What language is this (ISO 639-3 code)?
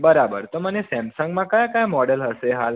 guj